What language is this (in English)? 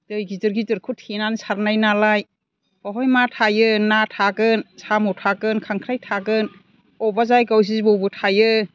Bodo